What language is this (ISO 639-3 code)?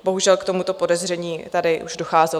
ces